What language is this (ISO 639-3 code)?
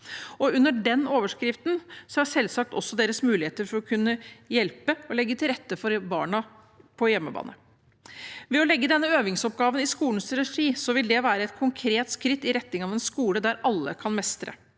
nor